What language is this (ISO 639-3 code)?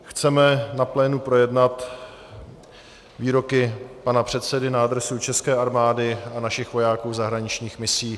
ces